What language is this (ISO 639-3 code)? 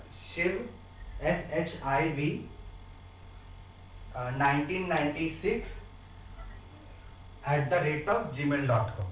ben